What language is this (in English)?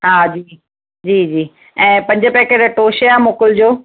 Sindhi